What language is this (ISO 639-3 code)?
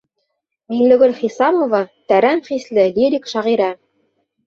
bak